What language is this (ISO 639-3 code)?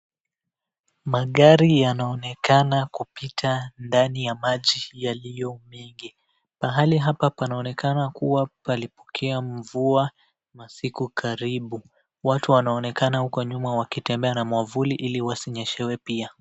swa